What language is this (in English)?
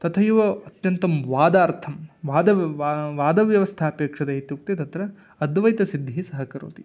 Sanskrit